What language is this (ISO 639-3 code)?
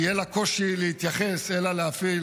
heb